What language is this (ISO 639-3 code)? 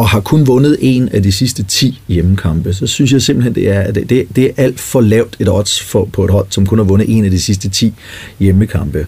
dan